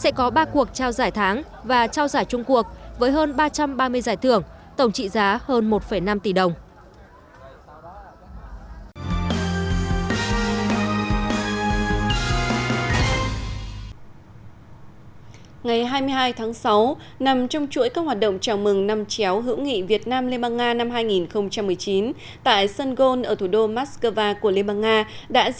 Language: Vietnamese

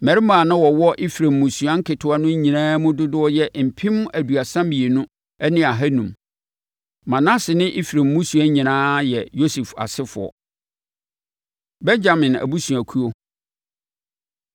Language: Akan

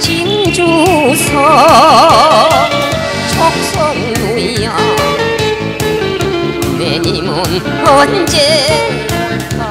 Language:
Korean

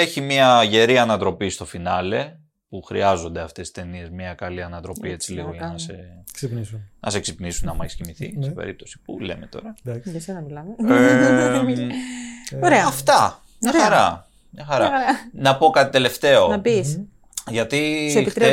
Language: Greek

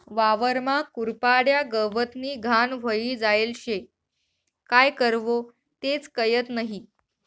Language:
Marathi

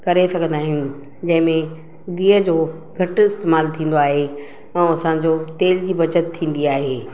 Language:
Sindhi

